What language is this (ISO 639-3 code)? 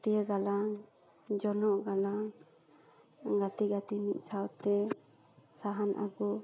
sat